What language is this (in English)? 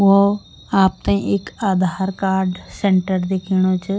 Garhwali